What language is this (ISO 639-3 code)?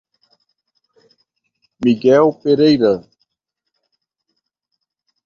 por